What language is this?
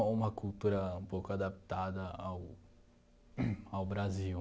Portuguese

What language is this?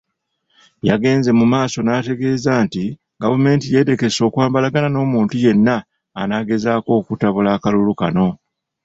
Ganda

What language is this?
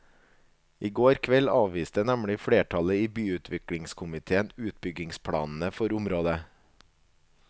Norwegian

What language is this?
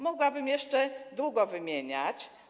Polish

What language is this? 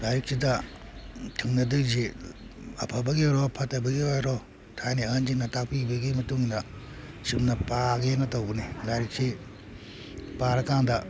Manipuri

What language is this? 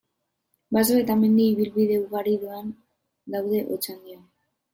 Basque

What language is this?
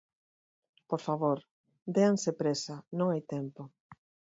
Galician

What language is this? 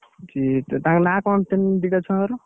Odia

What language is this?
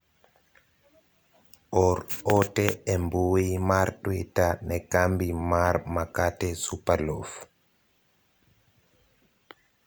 Luo (Kenya and Tanzania)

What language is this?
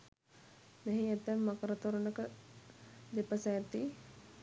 Sinhala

